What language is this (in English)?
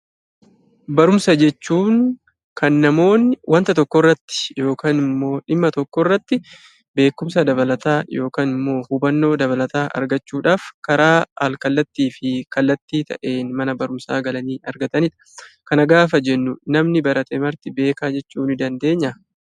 Oromo